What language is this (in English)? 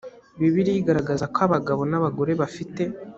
Kinyarwanda